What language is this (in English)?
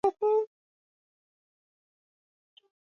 Swahili